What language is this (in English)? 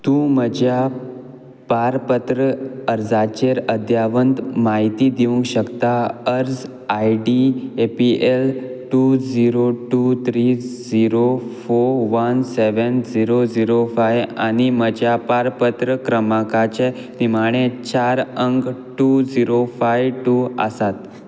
Konkani